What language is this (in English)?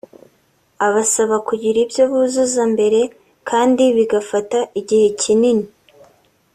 Kinyarwanda